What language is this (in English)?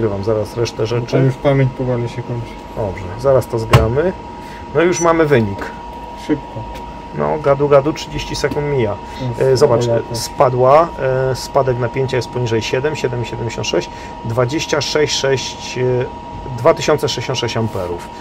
Polish